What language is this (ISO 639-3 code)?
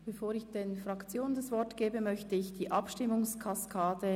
gsw